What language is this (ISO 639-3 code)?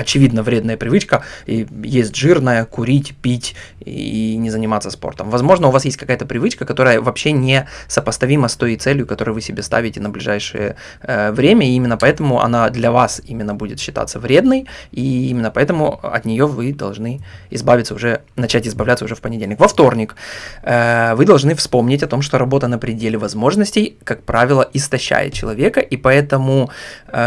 rus